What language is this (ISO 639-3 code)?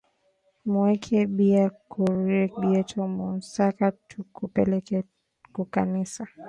swa